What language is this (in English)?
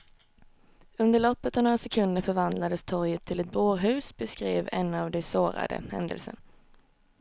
Swedish